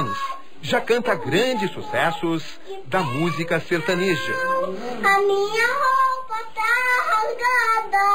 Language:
Portuguese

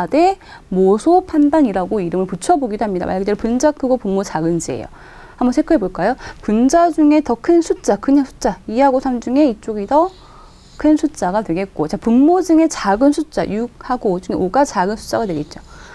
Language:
Korean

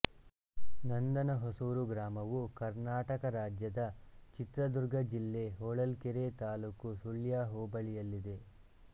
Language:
Kannada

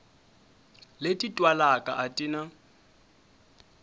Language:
Tsonga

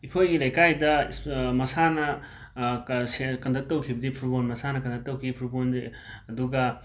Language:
Manipuri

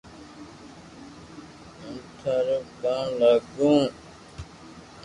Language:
Loarki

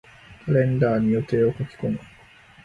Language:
Japanese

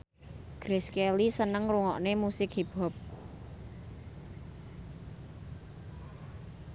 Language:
Javanese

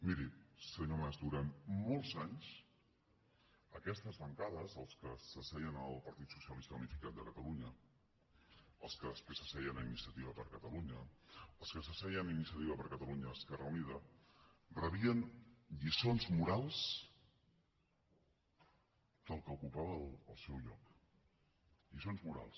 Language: Catalan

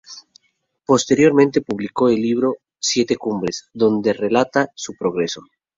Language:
Spanish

